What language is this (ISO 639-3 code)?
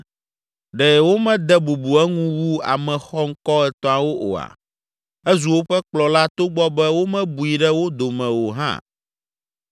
ewe